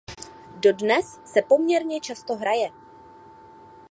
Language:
Czech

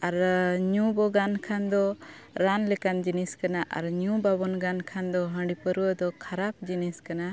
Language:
Santali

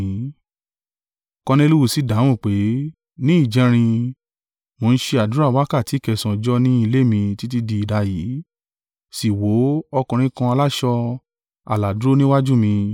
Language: Yoruba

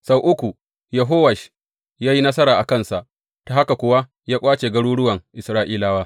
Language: Hausa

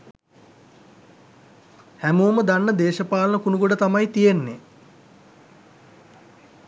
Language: Sinhala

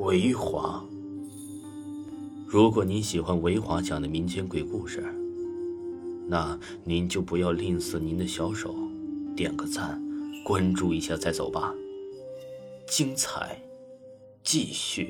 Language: Chinese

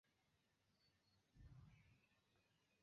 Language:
Esperanto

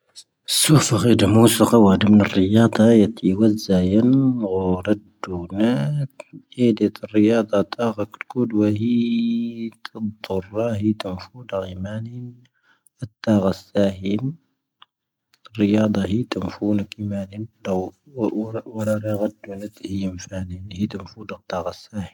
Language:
Tahaggart Tamahaq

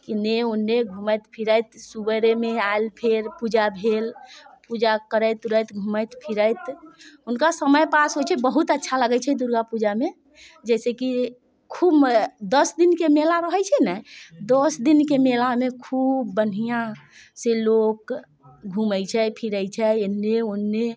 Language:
Maithili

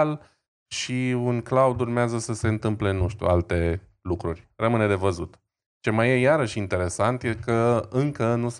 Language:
Romanian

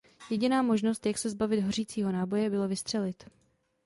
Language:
Czech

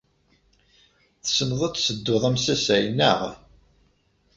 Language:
Kabyle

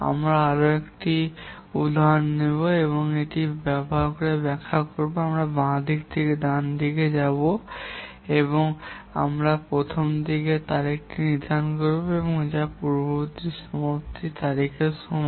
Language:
Bangla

